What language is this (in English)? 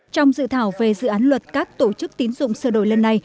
Vietnamese